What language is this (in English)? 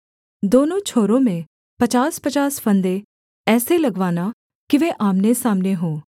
Hindi